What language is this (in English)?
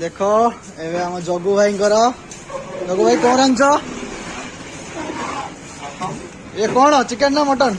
Odia